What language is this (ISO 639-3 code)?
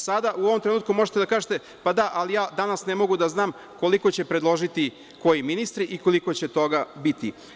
srp